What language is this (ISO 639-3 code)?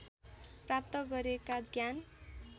nep